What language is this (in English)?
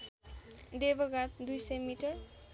Nepali